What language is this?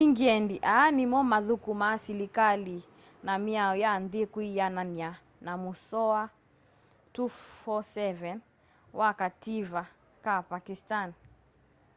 Kamba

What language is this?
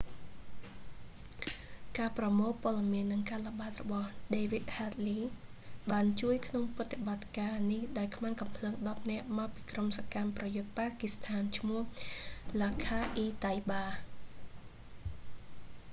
Khmer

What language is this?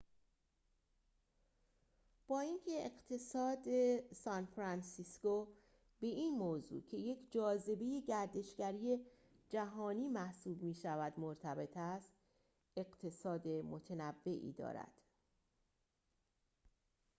Persian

